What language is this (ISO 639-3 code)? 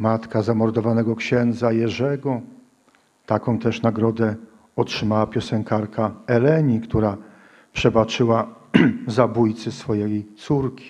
pol